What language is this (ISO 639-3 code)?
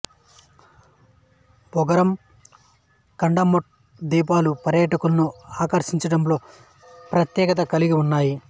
tel